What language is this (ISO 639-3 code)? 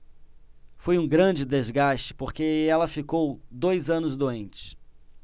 por